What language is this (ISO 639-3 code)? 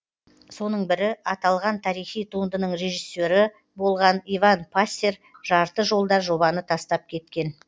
kaz